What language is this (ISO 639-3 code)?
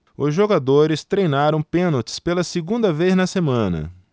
por